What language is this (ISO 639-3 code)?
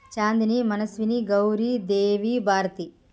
tel